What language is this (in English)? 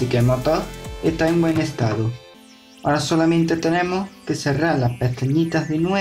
Spanish